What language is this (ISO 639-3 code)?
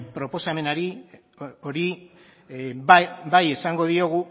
eus